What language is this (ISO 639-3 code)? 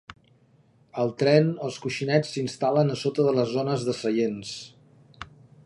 cat